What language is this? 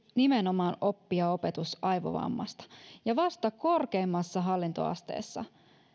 Finnish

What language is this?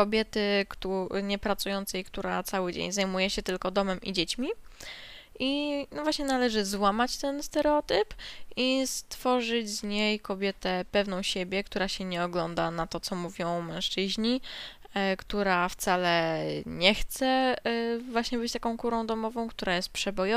Polish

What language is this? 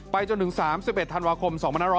Thai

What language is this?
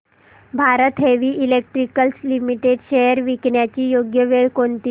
Marathi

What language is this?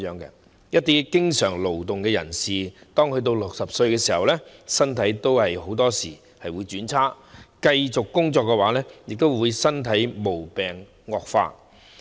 Cantonese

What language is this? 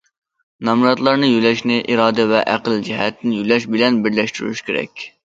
Uyghur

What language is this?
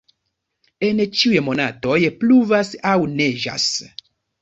Esperanto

